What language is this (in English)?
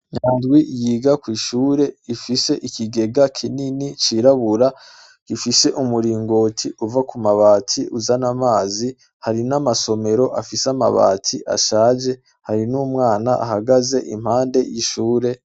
Rundi